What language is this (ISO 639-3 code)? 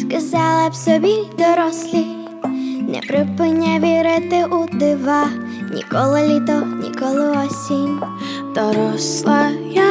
ukr